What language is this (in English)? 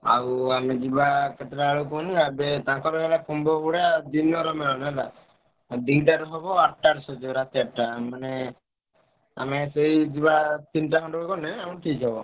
Odia